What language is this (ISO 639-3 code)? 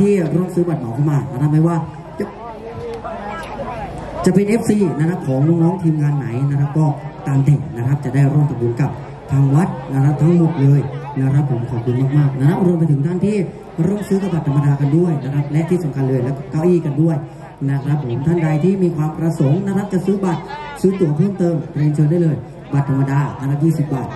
tha